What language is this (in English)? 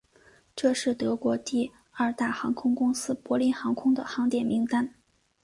Chinese